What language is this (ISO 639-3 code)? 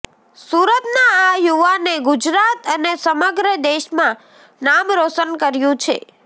guj